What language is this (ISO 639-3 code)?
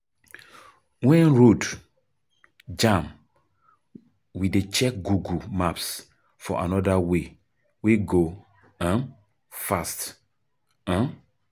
pcm